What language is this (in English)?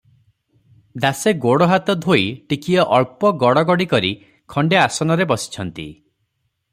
Odia